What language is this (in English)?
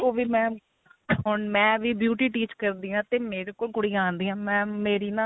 Punjabi